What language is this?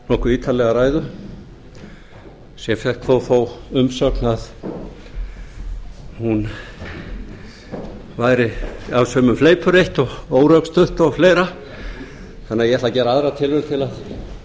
Icelandic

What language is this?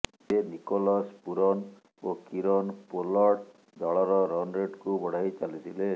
Odia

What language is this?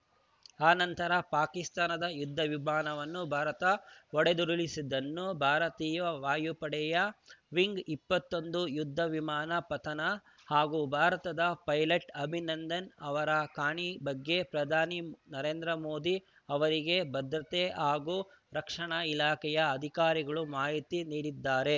Kannada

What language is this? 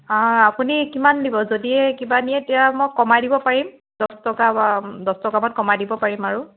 Assamese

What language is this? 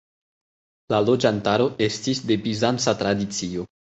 Esperanto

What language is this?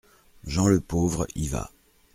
French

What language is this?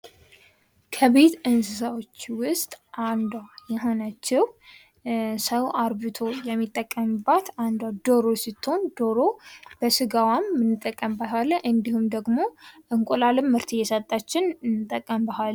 Amharic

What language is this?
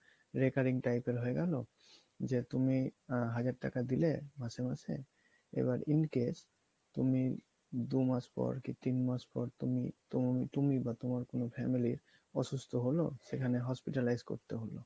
Bangla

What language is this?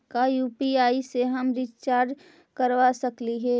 Magahi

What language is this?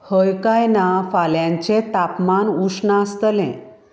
Konkani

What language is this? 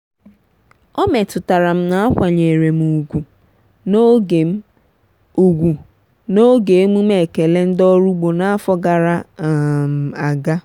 Igbo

